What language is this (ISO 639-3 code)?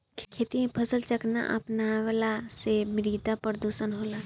bho